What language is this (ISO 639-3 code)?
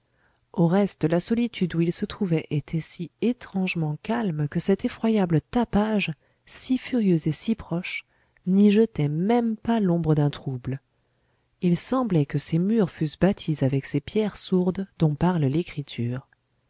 fra